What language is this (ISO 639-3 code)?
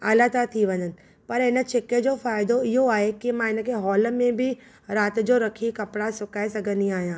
snd